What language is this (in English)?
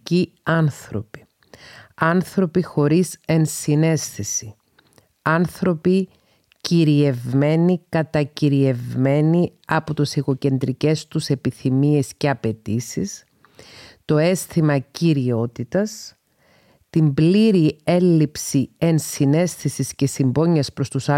Greek